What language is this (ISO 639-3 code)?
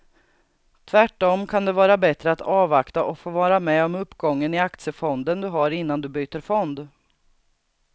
swe